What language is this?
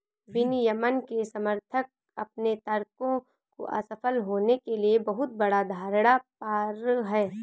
Hindi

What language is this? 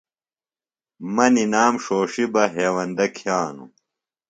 Phalura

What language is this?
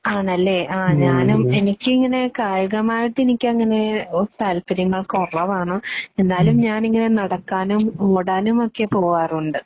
Malayalam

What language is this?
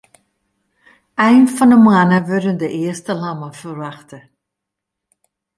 Western Frisian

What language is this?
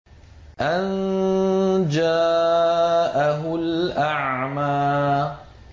Arabic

